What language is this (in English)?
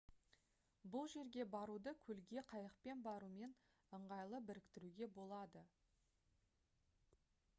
Kazakh